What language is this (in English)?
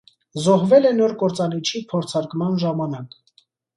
Armenian